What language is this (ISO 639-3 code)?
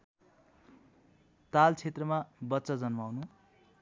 nep